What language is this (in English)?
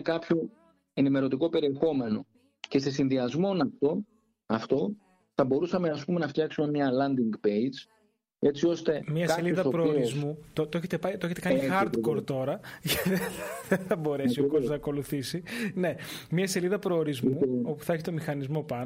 Greek